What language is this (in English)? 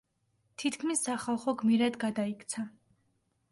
Georgian